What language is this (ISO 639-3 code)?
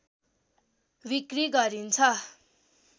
nep